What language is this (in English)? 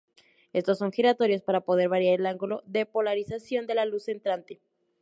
Spanish